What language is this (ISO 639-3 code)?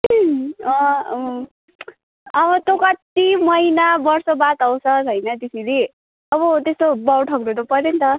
nep